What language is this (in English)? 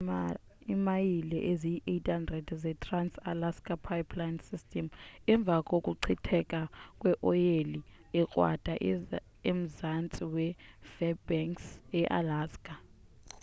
Xhosa